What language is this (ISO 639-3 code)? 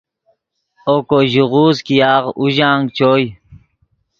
ydg